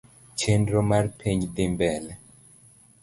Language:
Luo (Kenya and Tanzania)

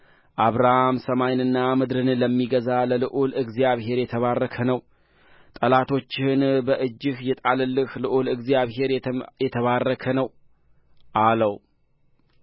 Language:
Amharic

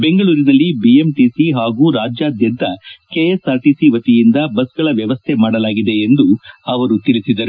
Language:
Kannada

